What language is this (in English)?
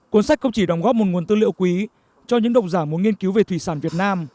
Vietnamese